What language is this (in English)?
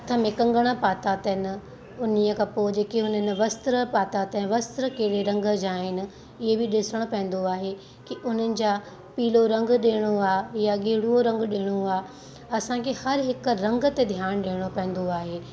Sindhi